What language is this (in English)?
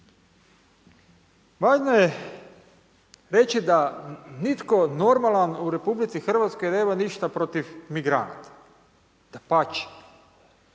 Croatian